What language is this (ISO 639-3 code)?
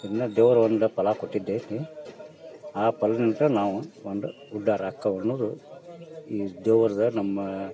kan